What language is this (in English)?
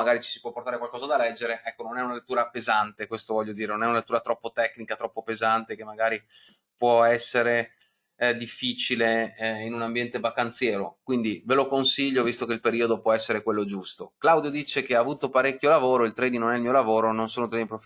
Italian